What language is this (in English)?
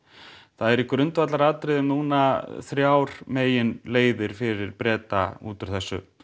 Icelandic